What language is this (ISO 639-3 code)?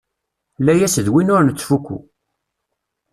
kab